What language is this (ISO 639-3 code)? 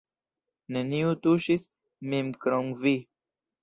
epo